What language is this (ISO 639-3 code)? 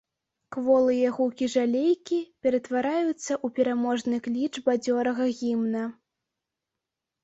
bel